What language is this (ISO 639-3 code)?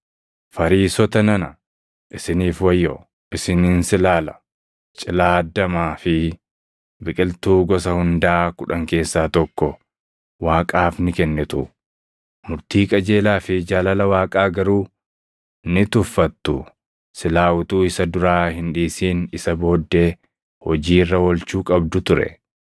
orm